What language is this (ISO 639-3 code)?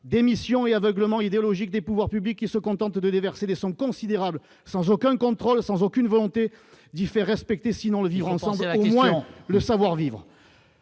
fra